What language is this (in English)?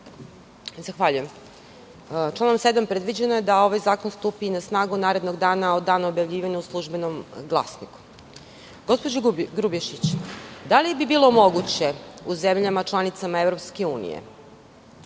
Serbian